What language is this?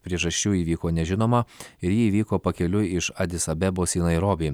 Lithuanian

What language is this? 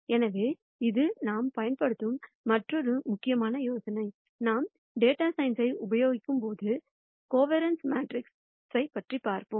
Tamil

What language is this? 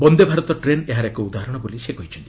Odia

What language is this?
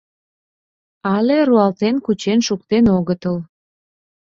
Mari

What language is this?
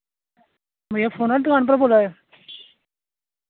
Dogri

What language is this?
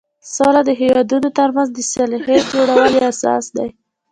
Pashto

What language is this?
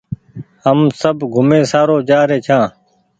Goaria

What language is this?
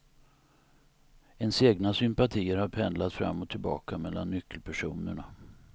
Swedish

